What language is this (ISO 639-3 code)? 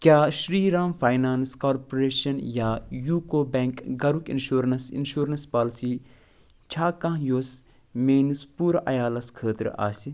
kas